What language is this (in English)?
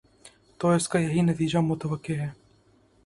Urdu